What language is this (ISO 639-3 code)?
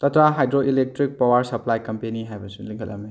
mni